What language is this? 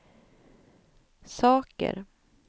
Swedish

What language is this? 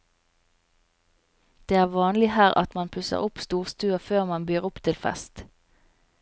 Norwegian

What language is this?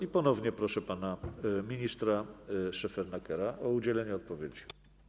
Polish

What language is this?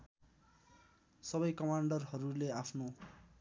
Nepali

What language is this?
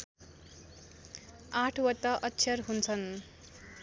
Nepali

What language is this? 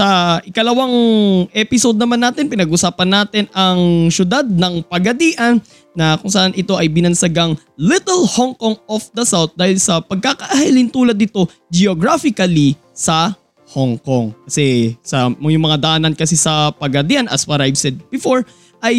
Filipino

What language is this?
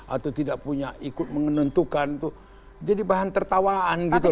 Indonesian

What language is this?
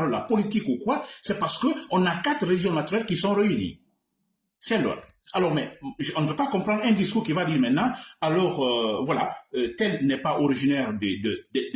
French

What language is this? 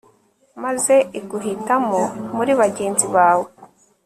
Kinyarwanda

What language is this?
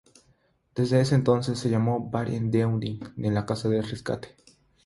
Spanish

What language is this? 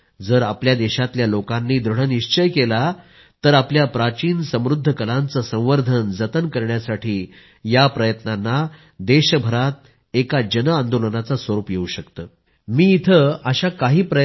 Marathi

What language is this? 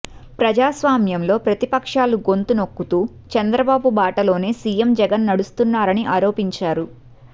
Telugu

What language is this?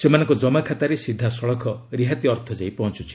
Odia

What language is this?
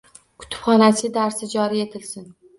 Uzbek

